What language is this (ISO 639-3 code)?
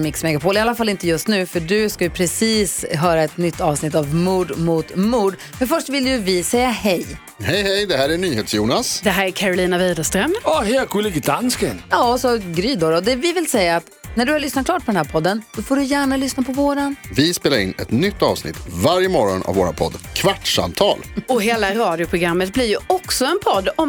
swe